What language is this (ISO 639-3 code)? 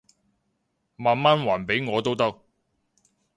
yue